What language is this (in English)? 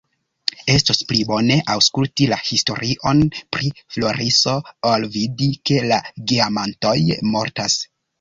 Esperanto